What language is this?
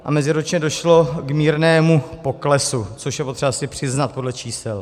Czech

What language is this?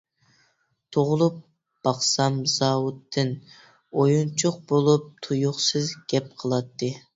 Uyghur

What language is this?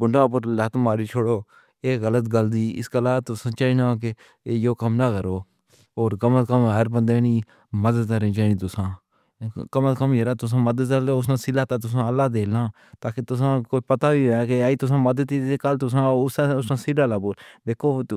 Pahari-Potwari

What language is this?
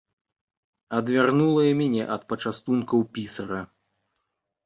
Belarusian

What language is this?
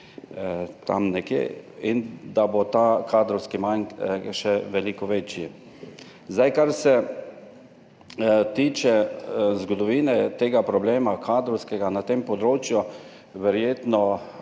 Slovenian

